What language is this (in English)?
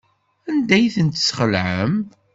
Kabyle